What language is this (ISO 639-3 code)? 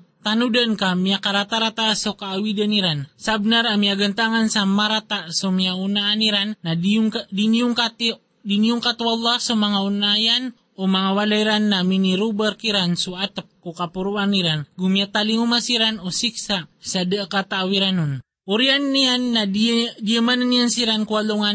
fil